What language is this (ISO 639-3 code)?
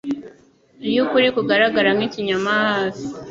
kin